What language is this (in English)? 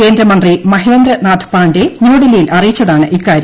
Malayalam